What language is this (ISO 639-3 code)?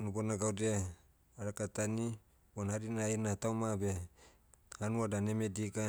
meu